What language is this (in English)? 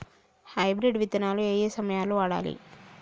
Telugu